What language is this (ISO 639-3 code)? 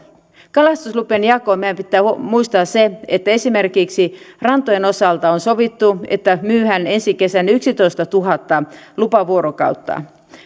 fin